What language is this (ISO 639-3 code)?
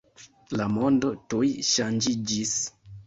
epo